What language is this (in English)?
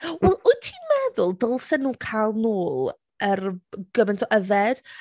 Welsh